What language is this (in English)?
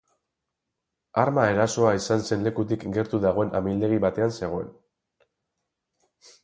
Basque